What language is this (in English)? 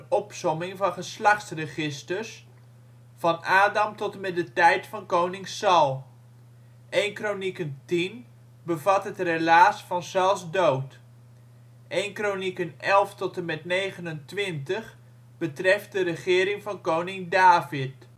Dutch